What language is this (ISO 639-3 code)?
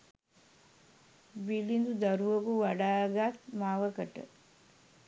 sin